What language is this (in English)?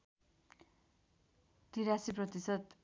Nepali